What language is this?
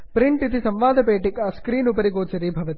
Sanskrit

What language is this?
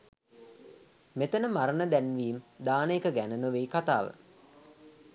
Sinhala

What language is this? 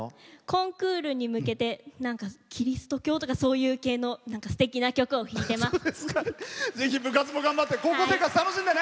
Japanese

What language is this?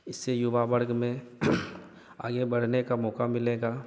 Hindi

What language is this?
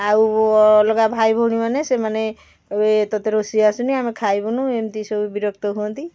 Odia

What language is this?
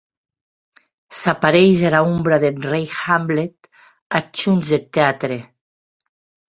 Occitan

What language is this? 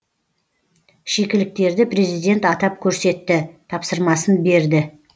Kazakh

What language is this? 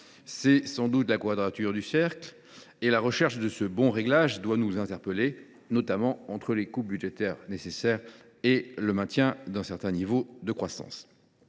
French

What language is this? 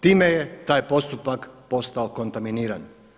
Croatian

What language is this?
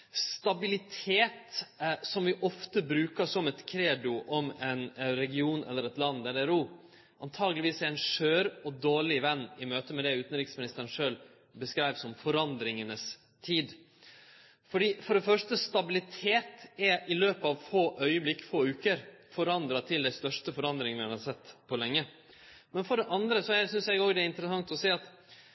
Norwegian Nynorsk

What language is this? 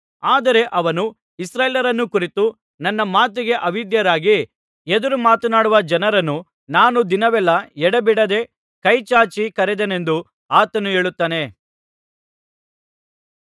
Kannada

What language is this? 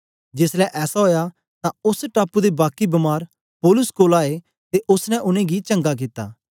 Dogri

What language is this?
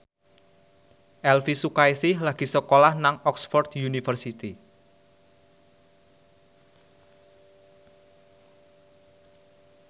Javanese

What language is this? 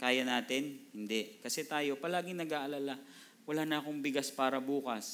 Filipino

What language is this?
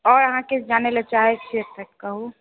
Maithili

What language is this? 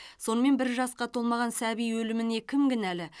Kazakh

